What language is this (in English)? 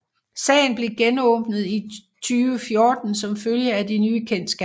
Danish